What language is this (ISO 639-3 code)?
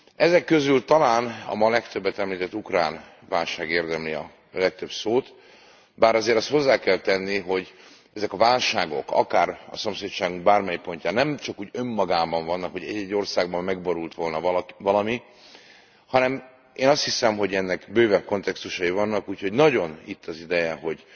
hun